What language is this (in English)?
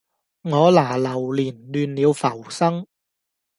Cantonese